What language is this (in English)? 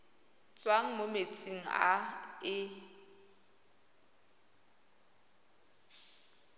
Tswana